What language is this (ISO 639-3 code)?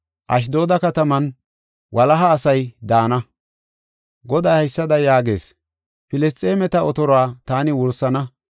gof